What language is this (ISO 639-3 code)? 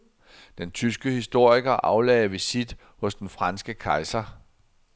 dan